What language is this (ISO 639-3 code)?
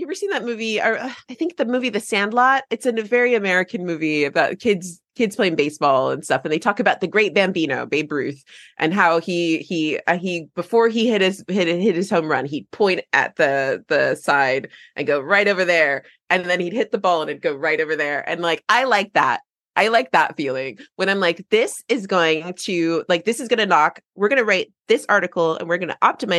eng